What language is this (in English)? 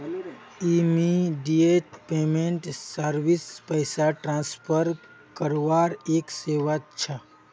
Magahi